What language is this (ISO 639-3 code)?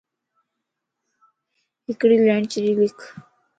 lss